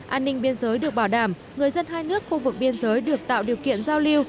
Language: Vietnamese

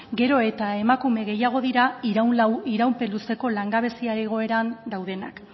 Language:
Basque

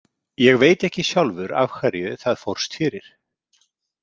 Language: Icelandic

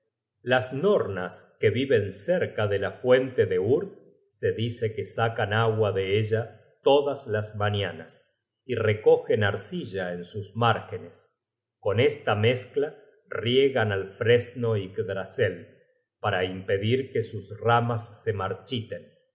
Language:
Spanish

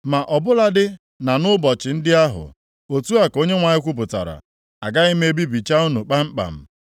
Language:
Igbo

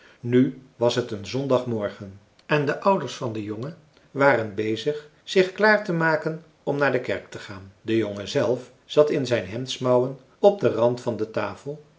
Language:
Dutch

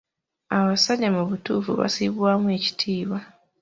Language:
Ganda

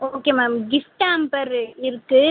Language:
Tamil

